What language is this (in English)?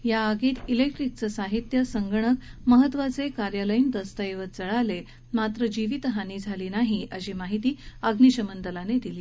Marathi